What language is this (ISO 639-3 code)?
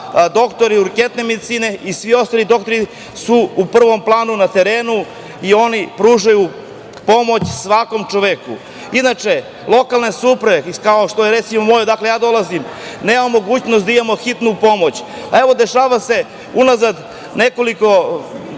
srp